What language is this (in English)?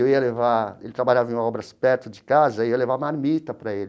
Portuguese